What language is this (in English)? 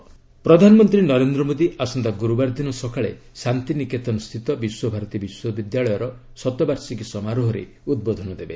Odia